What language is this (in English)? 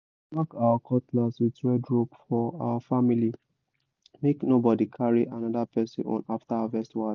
Nigerian Pidgin